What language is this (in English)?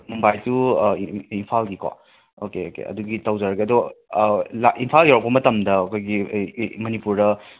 Manipuri